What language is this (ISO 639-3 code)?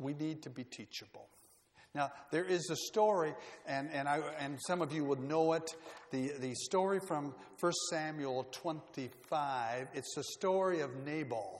eng